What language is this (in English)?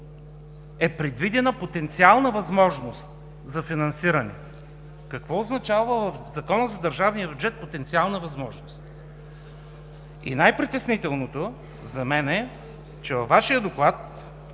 Bulgarian